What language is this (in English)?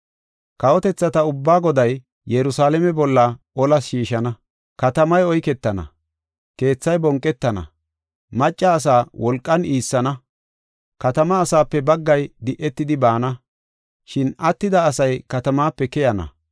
Gofa